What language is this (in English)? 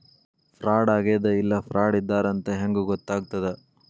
Kannada